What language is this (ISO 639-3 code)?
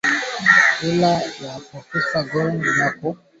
swa